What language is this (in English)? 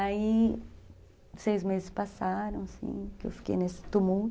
Portuguese